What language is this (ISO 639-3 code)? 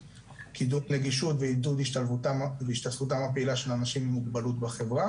heb